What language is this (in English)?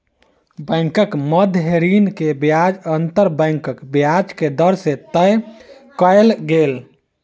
Maithili